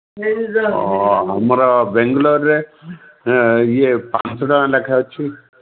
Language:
Odia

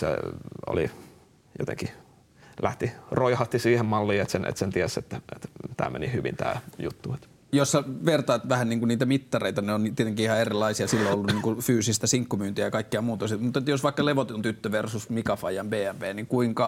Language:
Finnish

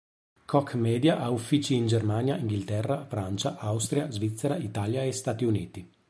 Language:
Italian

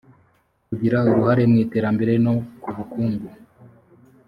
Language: Kinyarwanda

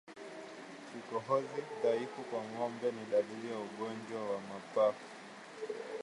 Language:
Swahili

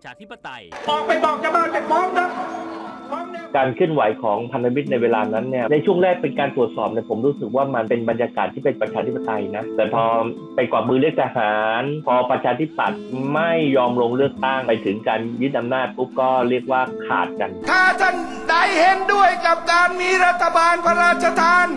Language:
Thai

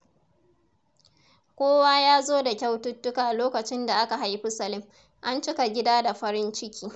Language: Hausa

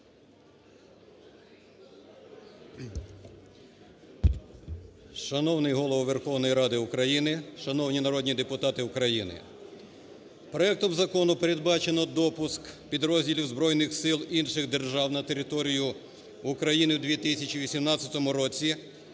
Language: Ukrainian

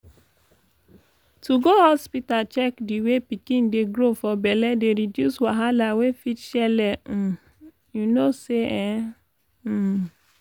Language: Nigerian Pidgin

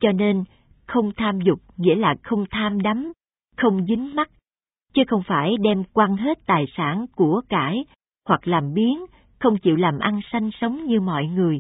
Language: Vietnamese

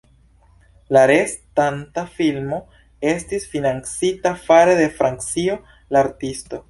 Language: Esperanto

